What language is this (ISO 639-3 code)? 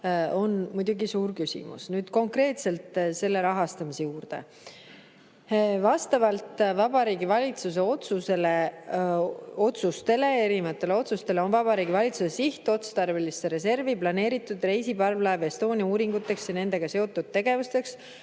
est